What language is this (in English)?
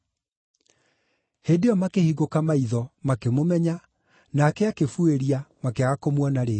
Kikuyu